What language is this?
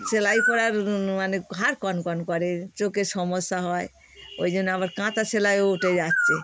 Bangla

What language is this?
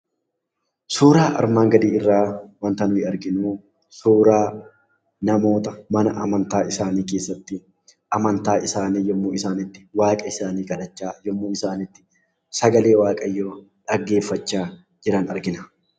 Oromo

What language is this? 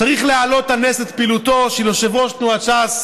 Hebrew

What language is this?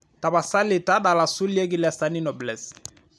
Masai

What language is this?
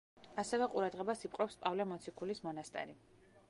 Georgian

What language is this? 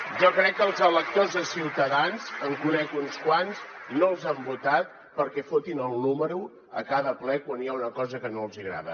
Catalan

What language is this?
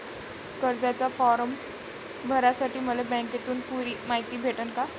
Marathi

